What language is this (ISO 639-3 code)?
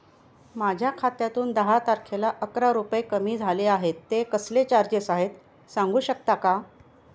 mar